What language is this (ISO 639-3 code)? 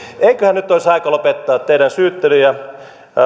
fin